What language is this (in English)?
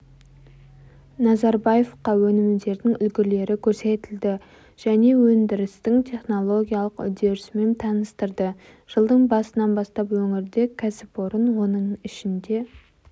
Kazakh